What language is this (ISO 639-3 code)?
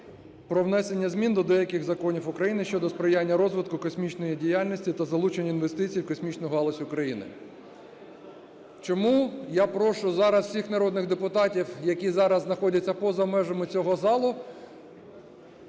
ukr